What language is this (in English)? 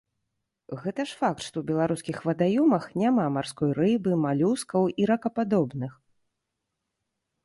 Belarusian